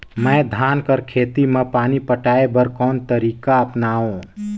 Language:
Chhattisgarhi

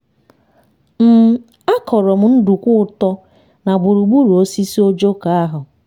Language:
Igbo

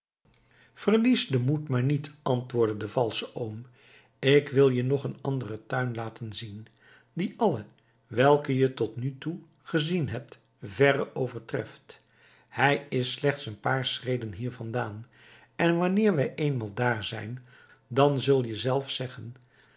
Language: Dutch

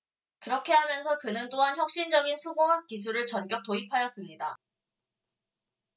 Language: Korean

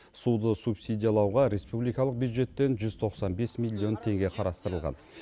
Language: Kazakh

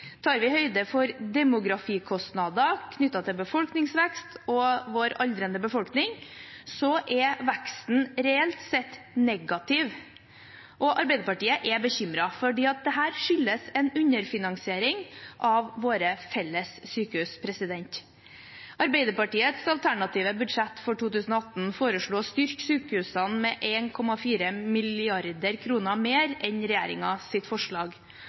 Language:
Norwegian Bokmål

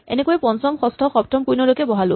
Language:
Assamese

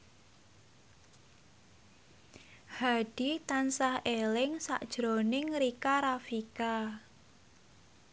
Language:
Javanese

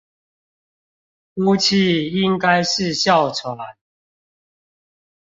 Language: Chinese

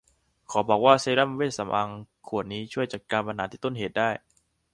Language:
Thai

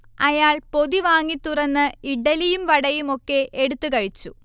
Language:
Malayalam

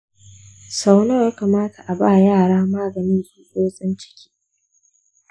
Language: Hausa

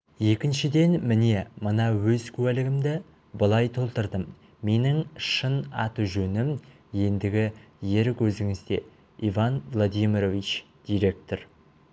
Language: Kazakh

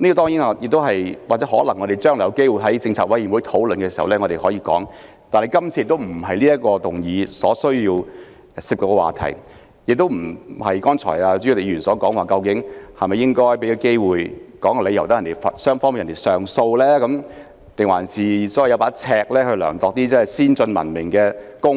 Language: Cantonese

